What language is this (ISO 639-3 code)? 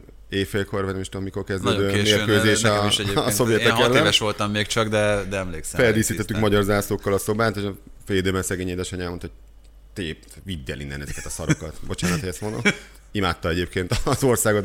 hun